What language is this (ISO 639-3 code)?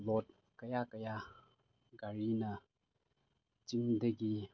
mni